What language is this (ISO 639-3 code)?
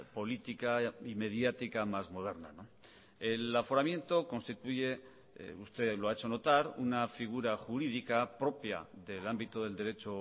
spa